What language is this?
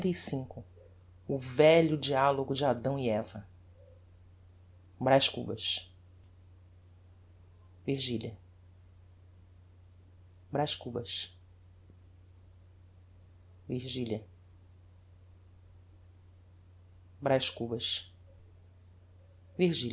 Portuguese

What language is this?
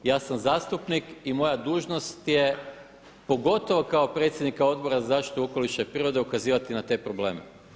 Croatian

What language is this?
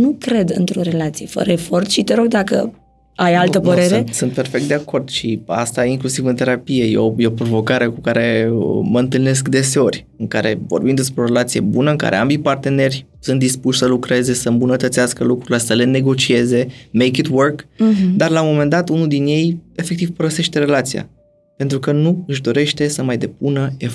Romanian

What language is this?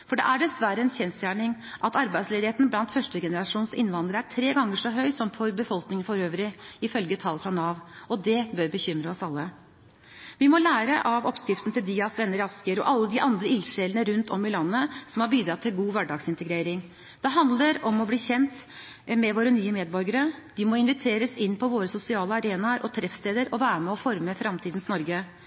Norwegian Bokmål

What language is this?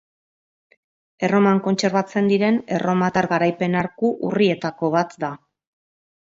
Basque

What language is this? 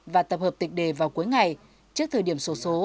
Vietnamese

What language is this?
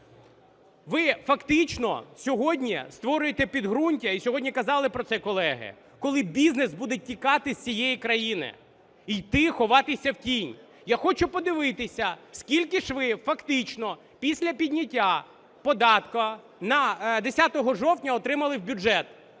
Ukrainian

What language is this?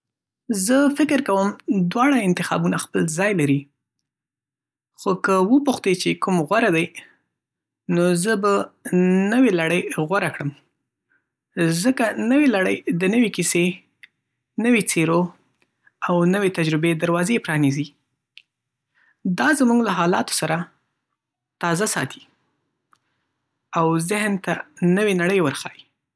Pashto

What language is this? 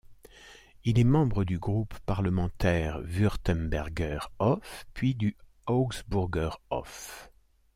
French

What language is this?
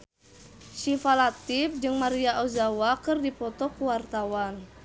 Sundanese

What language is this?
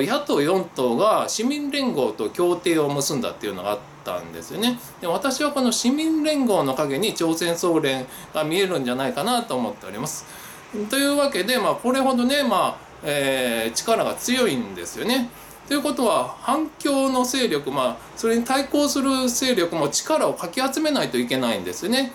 Japanese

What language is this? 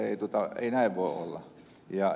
Finnish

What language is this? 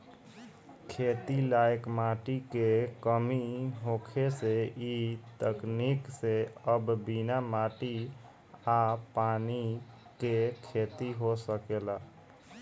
Bhojpuri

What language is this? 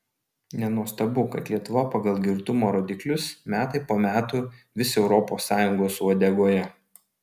Lithuanian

